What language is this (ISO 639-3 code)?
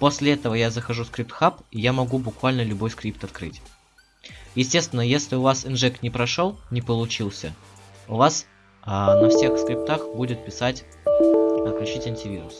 rus